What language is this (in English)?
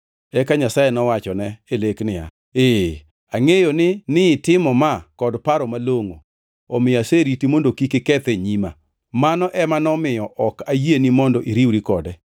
Luo (Kenya and Tanzania)